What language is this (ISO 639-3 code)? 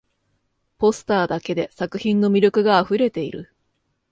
jpn